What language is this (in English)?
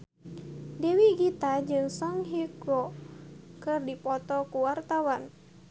Sundanese